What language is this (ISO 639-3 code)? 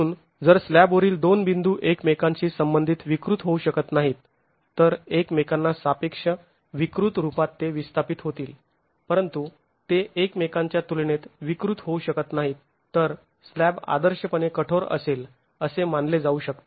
mar